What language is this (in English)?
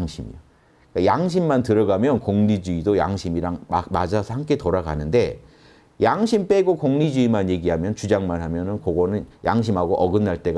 Korean